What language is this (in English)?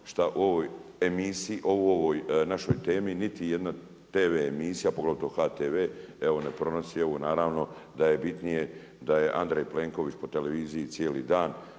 Croatian